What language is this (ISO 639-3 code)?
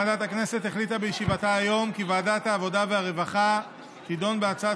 heb